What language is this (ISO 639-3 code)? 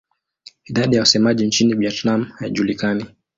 swa